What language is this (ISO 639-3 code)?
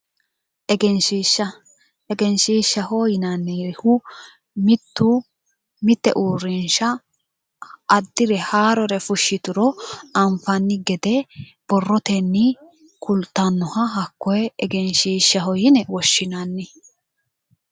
sid